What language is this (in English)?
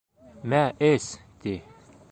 Bashkir